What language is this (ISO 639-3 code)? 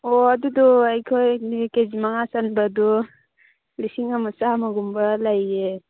mni